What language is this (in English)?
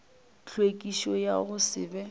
Northern Sotho